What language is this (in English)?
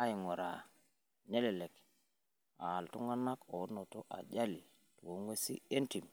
Masai